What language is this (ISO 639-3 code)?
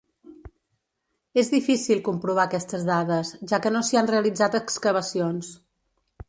cat